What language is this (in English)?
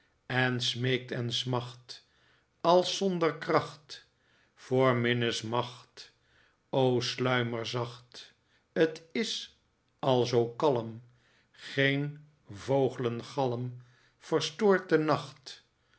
Dutch